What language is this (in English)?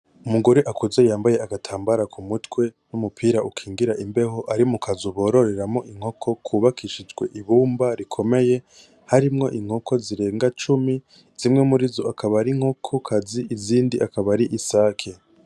Rundi